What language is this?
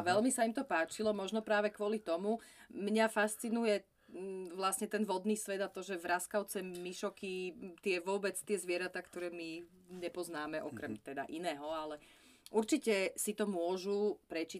Slovak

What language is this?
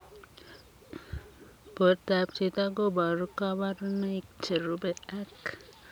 Kalenjin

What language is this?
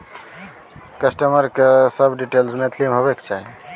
Maithili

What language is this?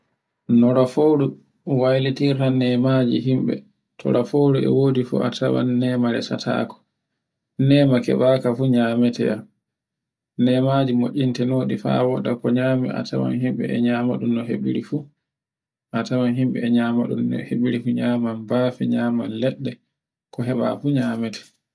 Borgu Fulfulde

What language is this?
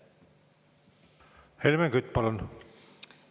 Estonian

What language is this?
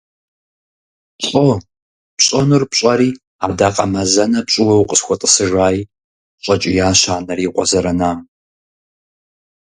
Kabardian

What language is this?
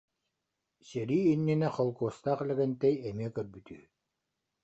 Yakut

